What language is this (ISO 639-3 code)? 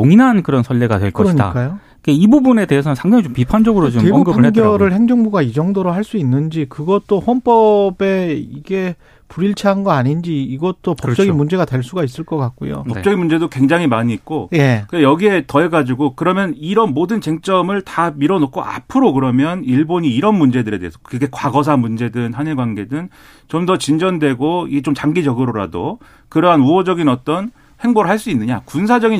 kor